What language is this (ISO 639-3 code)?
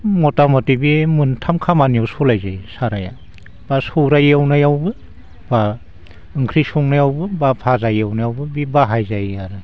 brx